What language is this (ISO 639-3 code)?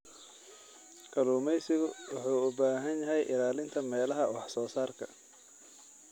som